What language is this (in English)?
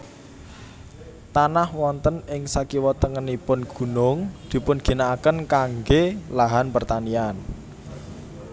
Javanese